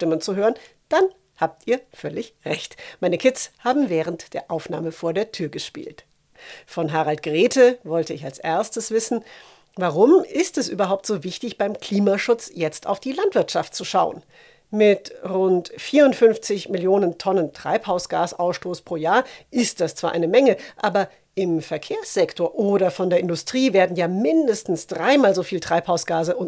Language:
German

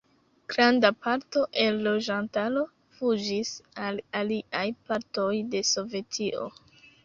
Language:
Esperanto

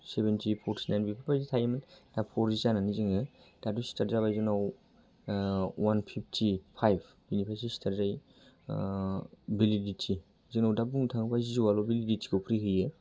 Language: Bodo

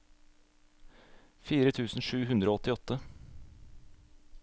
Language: Norwegian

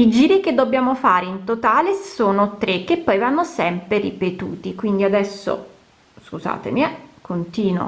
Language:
Italian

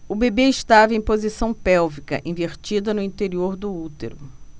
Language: Portuguese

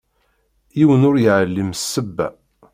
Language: Kabyle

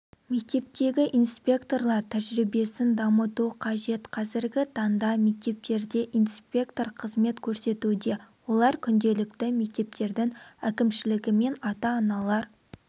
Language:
Kazakh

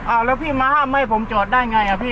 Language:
Thai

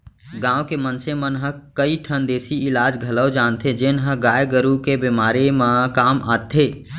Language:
Chhattisgarhi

